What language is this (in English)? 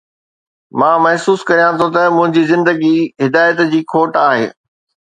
Sindhi